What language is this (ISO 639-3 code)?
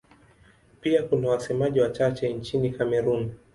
swa